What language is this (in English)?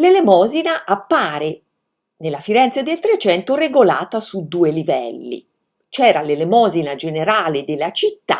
Italian